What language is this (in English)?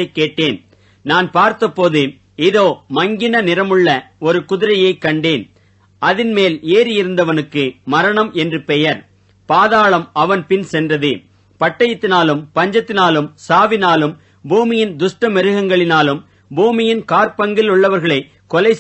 Tamil